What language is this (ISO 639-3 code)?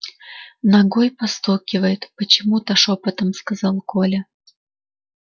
rus